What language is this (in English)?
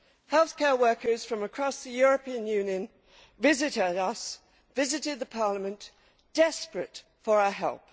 English